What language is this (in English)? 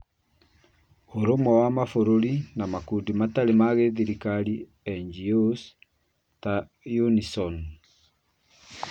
Kikuyu